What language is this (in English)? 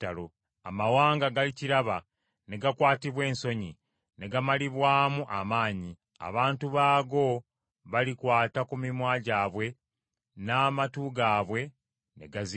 Ganda